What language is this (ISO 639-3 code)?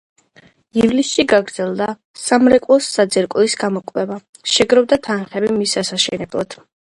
kat